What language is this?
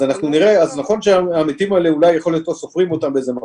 Hebrew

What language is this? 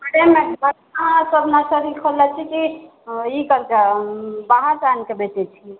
Maithili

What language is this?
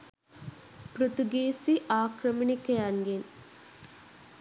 Sinhala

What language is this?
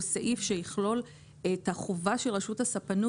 Hebrew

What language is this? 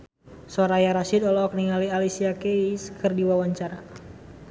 Sundanese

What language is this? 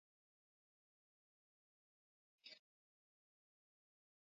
Swahili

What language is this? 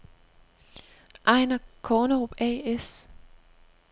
Danish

